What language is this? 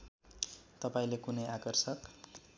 Nepali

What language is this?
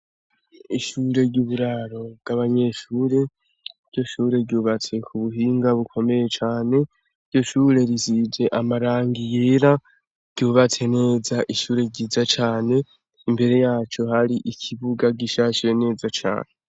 Rundi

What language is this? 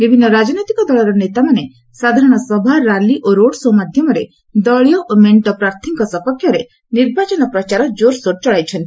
Odia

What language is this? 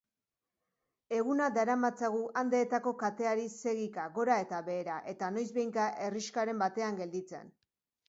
Basque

